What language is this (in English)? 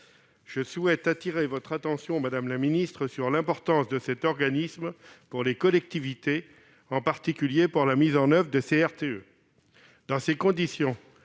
French